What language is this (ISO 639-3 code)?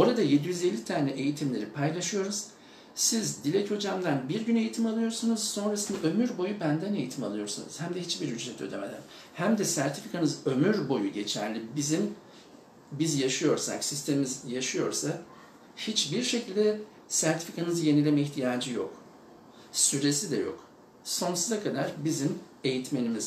tur